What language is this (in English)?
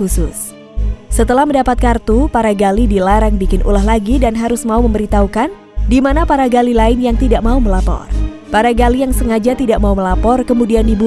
Indonesian